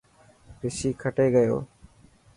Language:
Dhatki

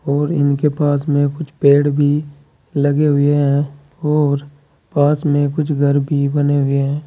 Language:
Hindi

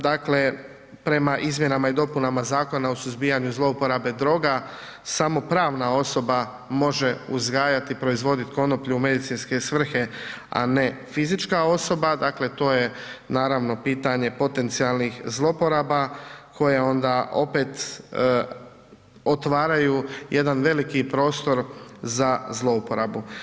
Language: Croatian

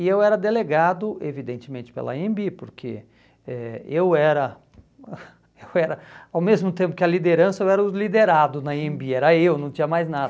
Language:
Portuguese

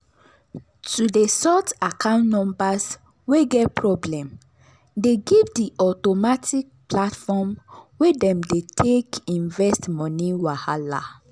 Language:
Nigerian Pidgin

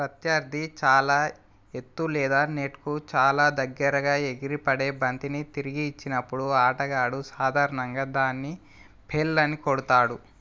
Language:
Telugu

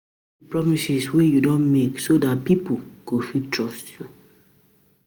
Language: Nigerian Pidgin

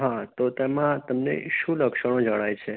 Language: Gujarati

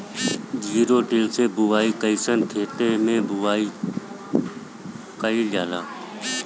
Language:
Bhojpuri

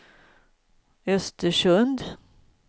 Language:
Swedish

